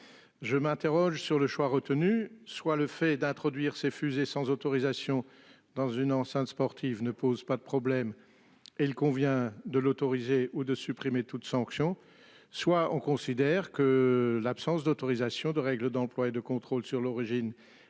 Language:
French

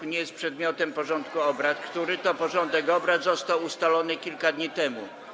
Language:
Polish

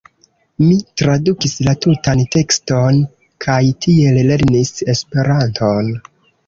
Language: Esperanto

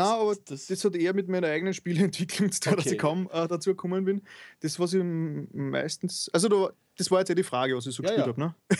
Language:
German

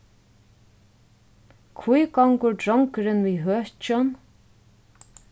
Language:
Faroese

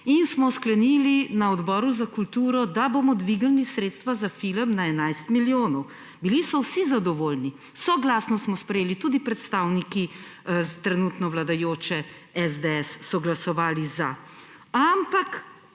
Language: Slovenian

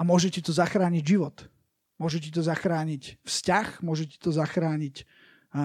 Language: Slovak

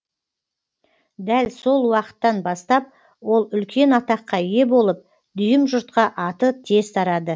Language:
Kazakh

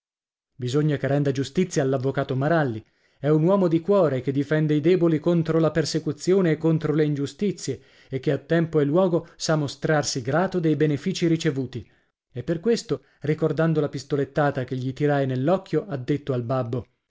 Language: Italian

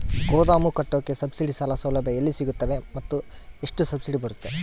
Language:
Kannada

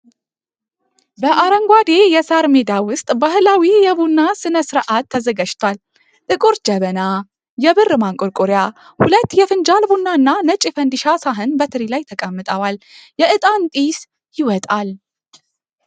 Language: Amharic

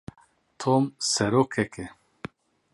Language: Kurdish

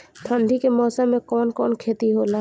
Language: Bhojpuri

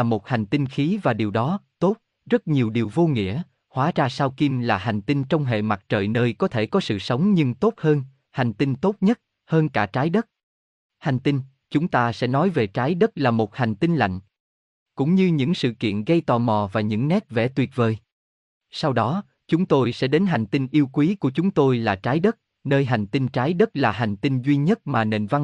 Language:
Vietnamese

